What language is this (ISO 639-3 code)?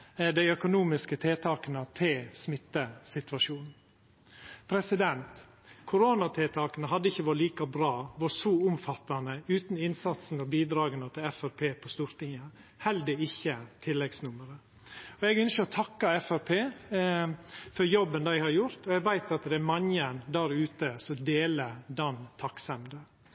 nno